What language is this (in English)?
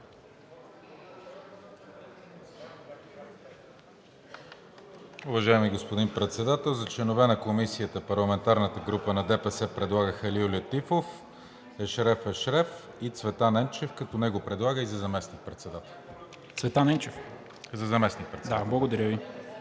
Bulgarian